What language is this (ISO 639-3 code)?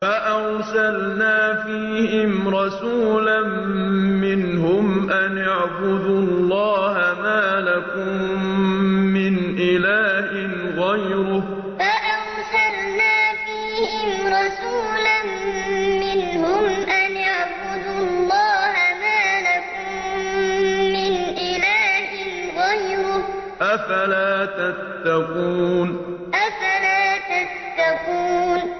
ara